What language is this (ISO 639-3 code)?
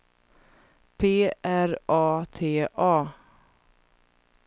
swe